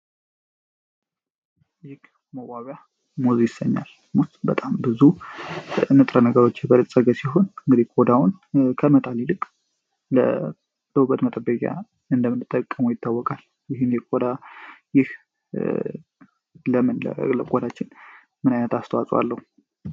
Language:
Amharic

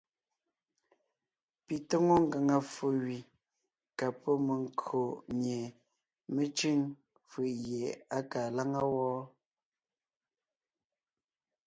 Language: Ngiemboon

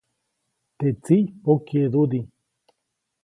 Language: Copainalá Zoque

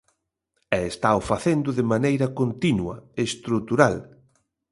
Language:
Galician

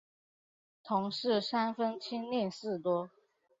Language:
Chinese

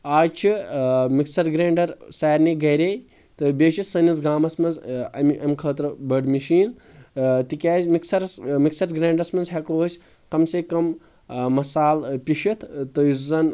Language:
Kashmiri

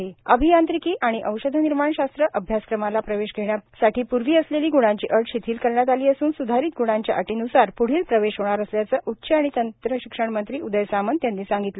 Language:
Marathi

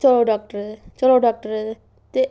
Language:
Dogri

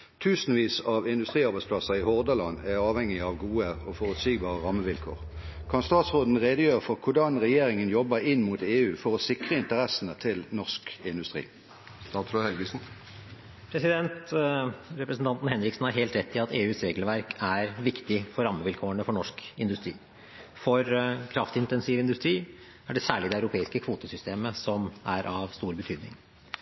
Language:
Norwegian Bokmål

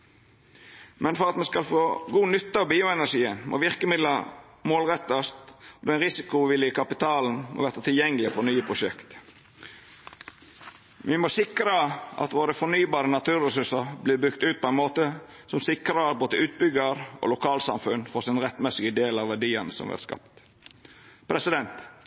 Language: Norwegian Nynorsk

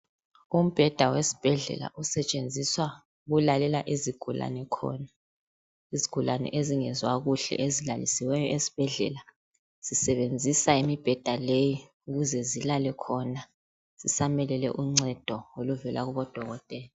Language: North Ndebele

